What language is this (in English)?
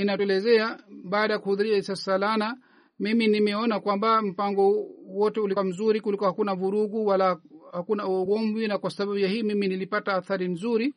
Swahili